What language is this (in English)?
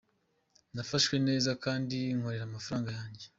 Kinyarwanda